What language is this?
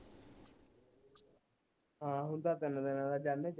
Punjabi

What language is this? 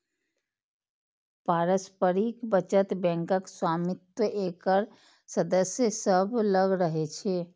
Maithili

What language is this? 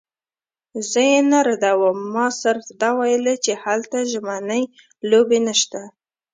Pashto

